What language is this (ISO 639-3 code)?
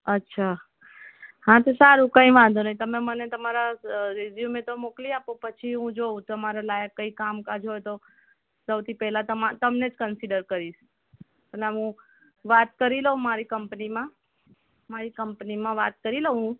guj